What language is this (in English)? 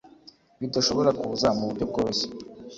Kinyarwanda